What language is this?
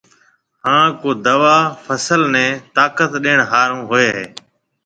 Marwari (Pakistan)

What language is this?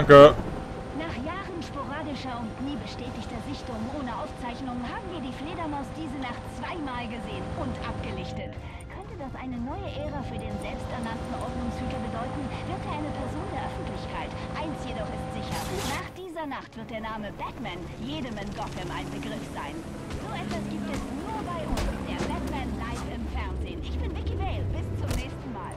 German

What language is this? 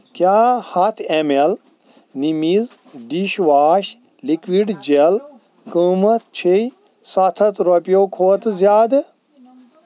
Kashmiri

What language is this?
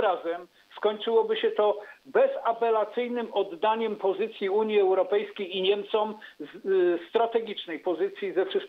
Polish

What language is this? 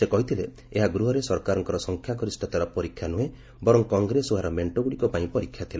Odia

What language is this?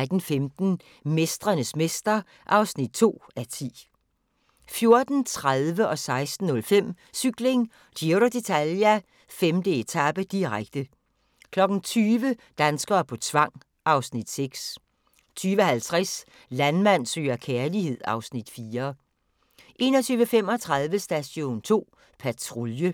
Danish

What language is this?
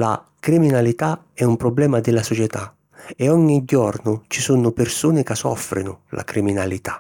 Sicilian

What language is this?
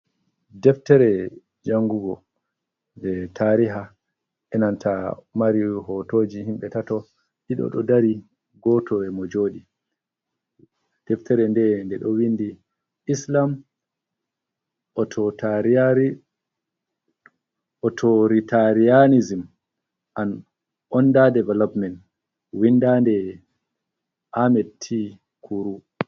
Fula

